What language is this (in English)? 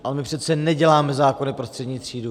Czech